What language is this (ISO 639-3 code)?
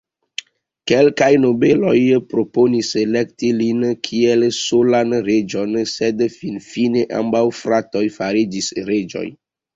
epo